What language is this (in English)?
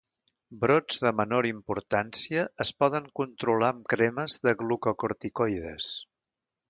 Catalan